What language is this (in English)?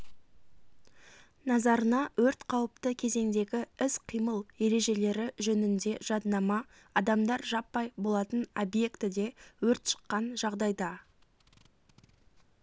Kazakh